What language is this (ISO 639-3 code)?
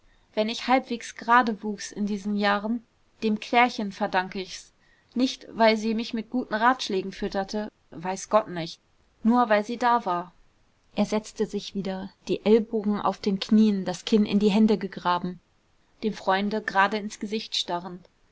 deu